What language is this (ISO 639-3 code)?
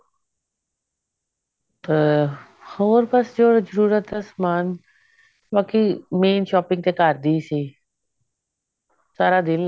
pan